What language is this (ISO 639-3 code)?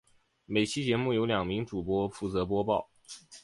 zho